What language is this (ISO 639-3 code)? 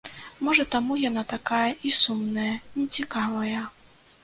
bel